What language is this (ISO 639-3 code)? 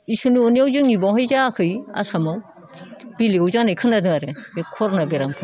brx